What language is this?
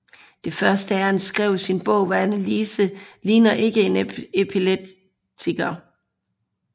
Danish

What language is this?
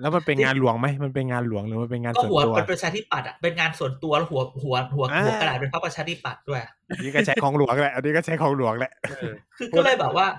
Thai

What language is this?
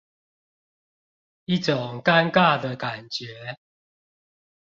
Chinese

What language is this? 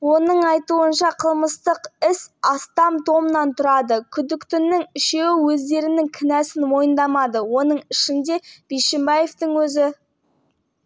Kazakh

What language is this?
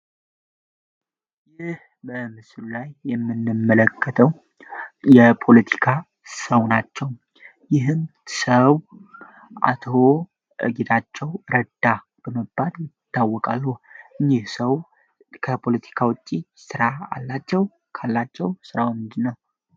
Amharic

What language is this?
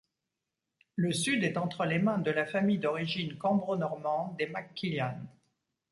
French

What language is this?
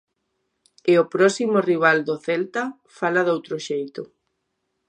Galician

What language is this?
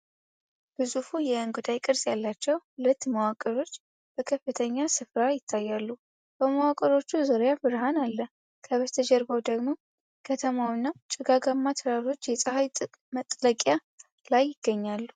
Amharic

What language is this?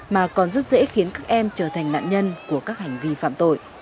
Vietnamese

